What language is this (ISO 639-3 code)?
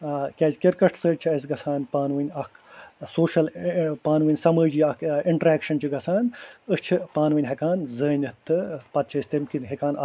kas